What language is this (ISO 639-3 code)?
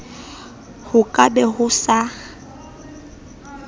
sot